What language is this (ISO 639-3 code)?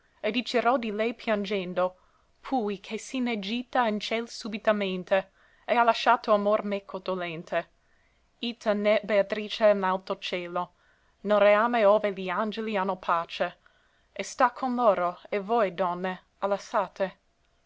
ita